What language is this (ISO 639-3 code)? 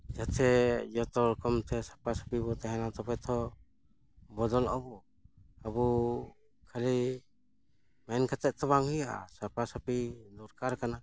sat